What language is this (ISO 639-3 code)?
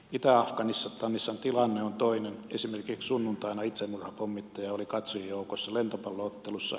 fin